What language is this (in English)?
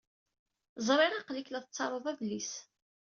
Kabyle